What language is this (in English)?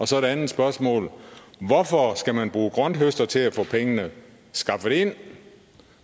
Danish